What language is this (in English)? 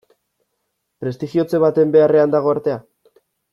Basque